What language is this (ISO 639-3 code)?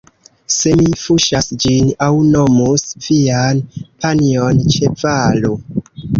epo